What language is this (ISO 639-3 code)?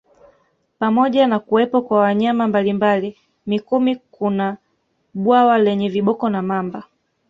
swa